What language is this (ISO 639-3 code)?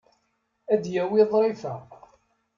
kab